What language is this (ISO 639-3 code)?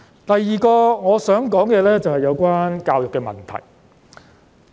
yue